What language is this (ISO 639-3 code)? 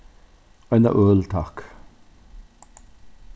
fao